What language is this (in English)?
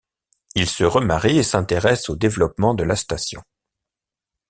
French